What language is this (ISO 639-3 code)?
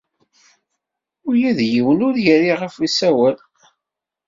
kab